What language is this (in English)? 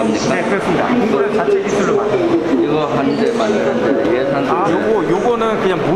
Korean